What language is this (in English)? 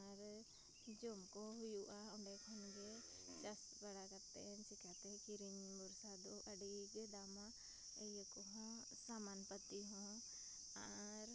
Santali